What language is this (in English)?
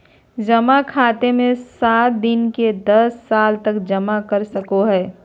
Magahi